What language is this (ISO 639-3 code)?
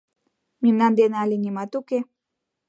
chm